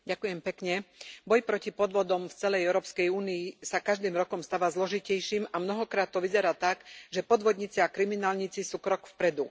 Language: Slovak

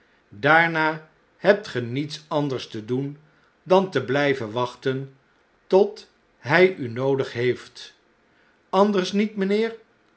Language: Dutch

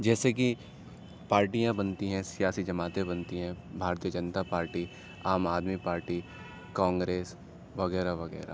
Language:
Urdu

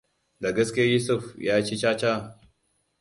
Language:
Hausa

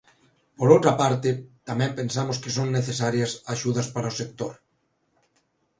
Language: Galician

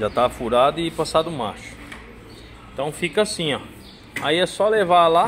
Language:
Portuguese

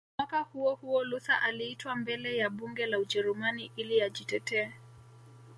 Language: Swahili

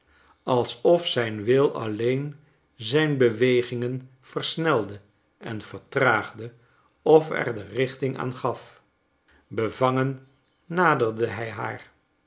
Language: Dutch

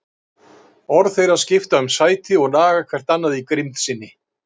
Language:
Icelandic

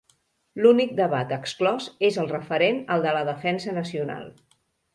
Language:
Catalan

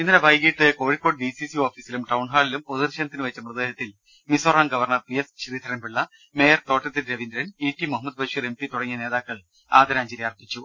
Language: Malayalam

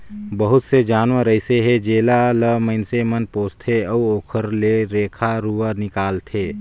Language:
Chhattisgarhi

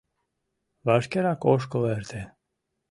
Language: Mari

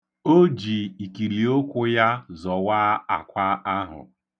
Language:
Igbo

